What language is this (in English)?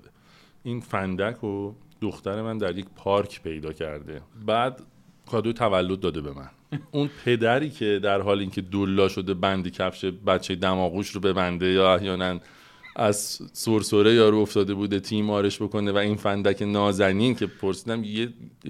Persian